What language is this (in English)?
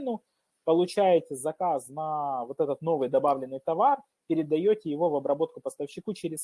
Russian